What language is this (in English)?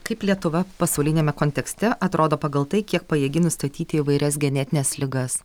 Lithuanian